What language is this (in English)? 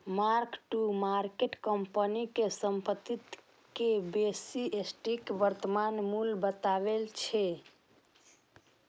Maithili